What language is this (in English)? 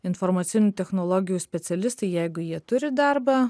Lithuanian